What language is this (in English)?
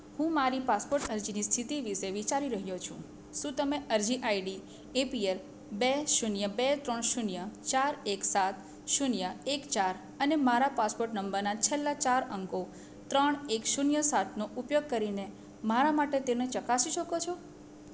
Gujarati